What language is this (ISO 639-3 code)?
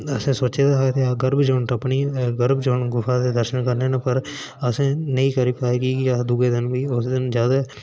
doi